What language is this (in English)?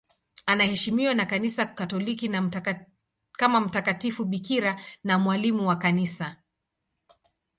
Swahili